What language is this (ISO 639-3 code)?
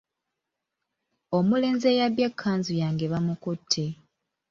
lug